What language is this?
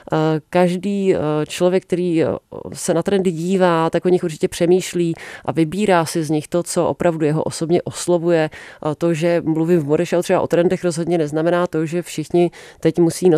Czech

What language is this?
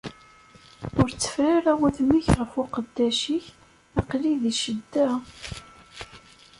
Kabyle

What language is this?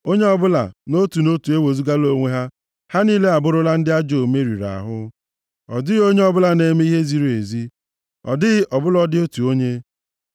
Igbo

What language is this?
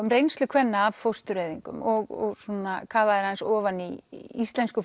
Icelandic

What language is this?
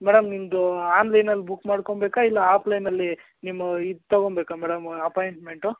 Kannada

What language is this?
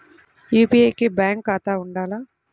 Telugu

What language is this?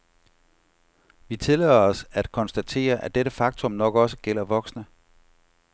Danish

